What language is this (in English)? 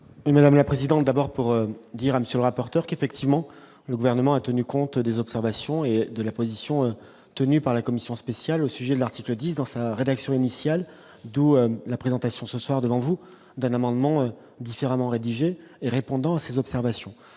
French